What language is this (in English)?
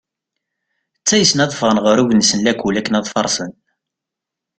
Kabyle